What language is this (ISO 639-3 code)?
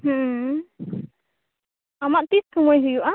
sat